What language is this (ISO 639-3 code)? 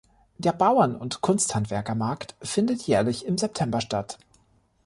deu